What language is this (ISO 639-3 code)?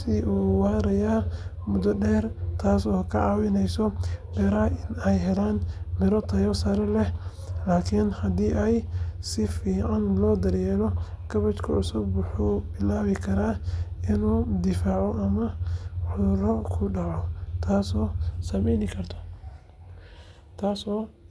som